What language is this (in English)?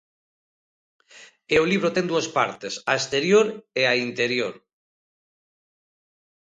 Galician